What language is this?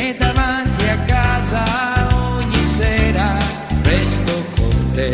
Italian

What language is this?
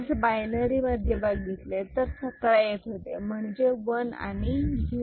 Marathi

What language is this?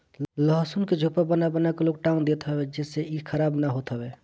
Bhojpuri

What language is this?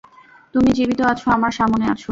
Bangla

